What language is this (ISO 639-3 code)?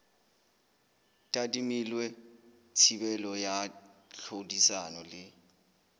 sot